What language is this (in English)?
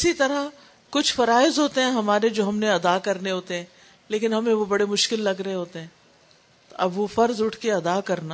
Urdu